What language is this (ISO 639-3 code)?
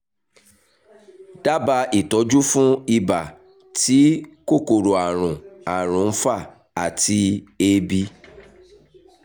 yor